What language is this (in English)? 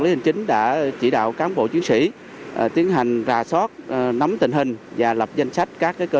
Vietnamese